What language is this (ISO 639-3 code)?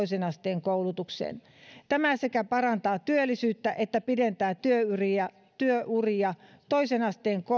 fin